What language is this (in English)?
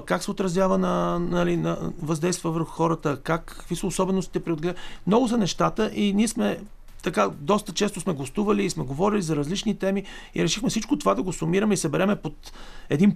Bulgarian